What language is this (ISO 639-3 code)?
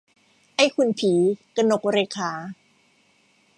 tha